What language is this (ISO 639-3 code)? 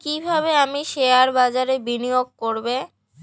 ben